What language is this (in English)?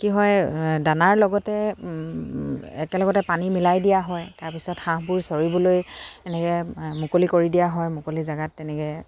Assamese